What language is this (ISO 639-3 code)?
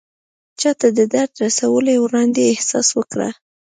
pus